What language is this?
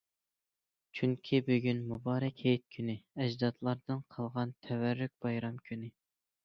Uyghur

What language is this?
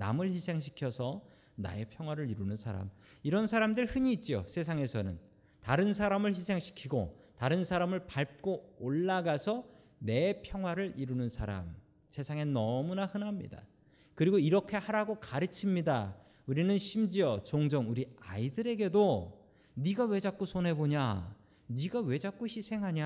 Korean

